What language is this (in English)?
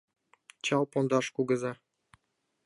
Mari